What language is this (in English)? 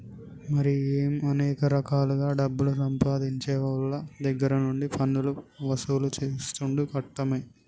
Telugu